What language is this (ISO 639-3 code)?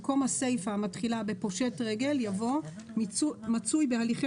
heb